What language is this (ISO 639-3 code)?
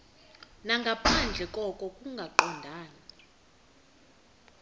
xho